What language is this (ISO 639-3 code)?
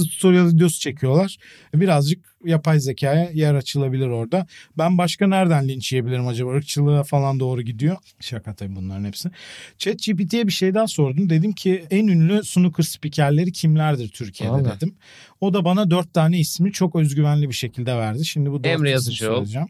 tur